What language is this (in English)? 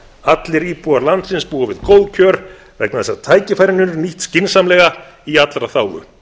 Icelandic